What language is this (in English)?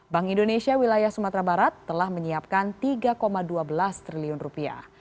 Indonesian